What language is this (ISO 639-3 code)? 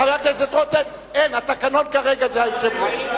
heb